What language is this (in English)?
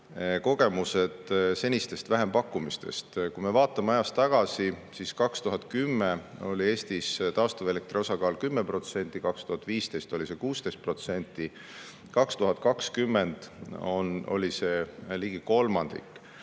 Estonian